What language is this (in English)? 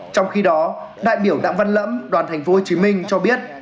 Vietnamese